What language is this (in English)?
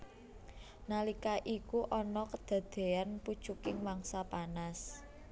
Javanese